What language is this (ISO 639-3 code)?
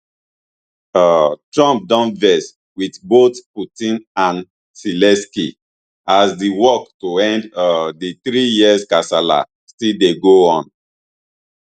pcm